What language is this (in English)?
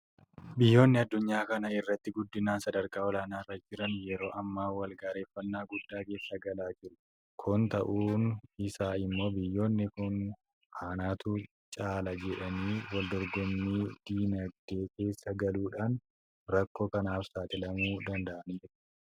Oromo